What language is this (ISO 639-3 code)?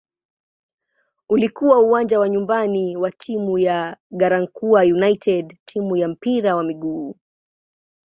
swa